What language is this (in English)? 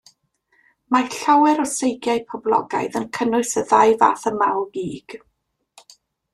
Welsh